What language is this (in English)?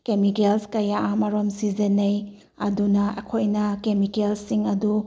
Manipuri